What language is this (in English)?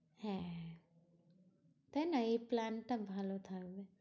Bangla